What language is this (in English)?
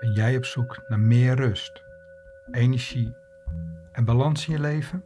Dutch